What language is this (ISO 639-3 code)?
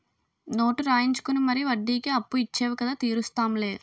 tel